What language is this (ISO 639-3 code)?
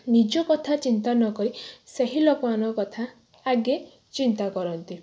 ori